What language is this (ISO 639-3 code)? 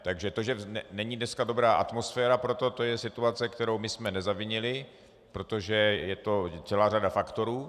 ces